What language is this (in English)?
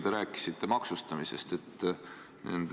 Estonian